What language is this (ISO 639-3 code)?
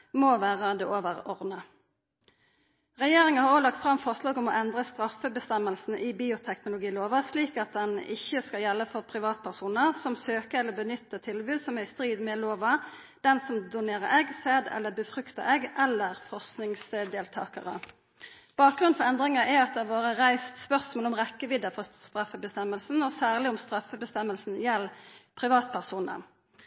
nno